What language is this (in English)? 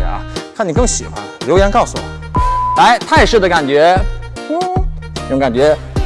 Chinese